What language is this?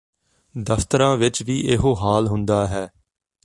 Punjabi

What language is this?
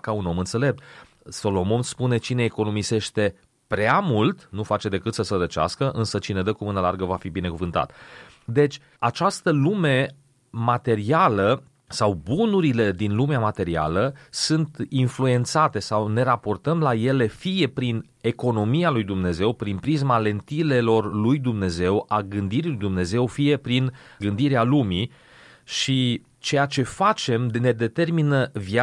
Romanian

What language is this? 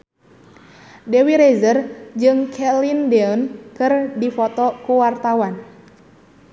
Sundanese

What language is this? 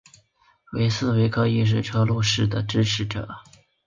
Chinese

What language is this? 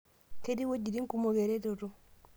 Masai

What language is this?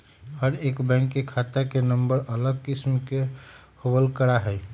Magahi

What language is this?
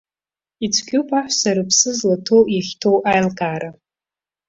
Abkhazian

